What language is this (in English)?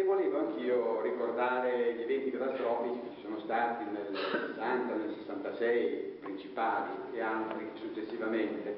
Italian